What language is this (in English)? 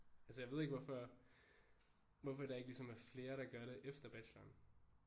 Danish